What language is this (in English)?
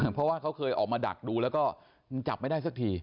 Thai